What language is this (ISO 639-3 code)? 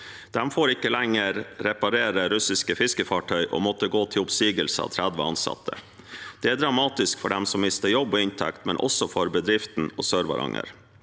nor